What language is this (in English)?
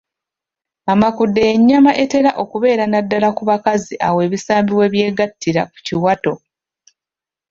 Ganda